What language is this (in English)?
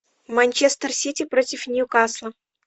Russian